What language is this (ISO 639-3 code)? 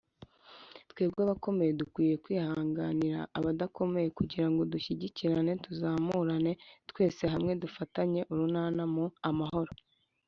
kin